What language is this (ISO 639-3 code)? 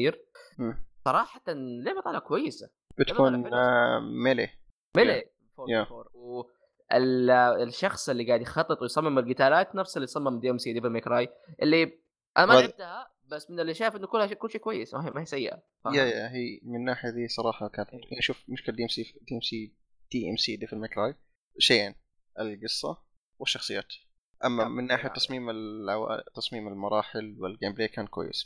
ara